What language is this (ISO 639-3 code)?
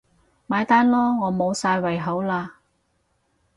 yue